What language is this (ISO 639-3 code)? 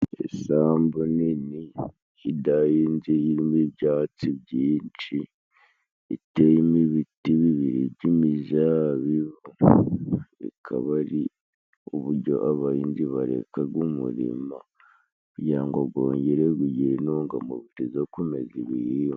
kin